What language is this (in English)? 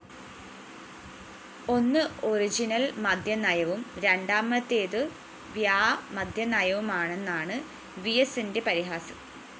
Malayalam